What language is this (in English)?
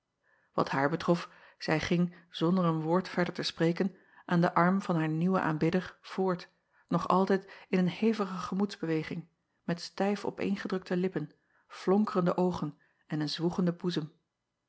Dutch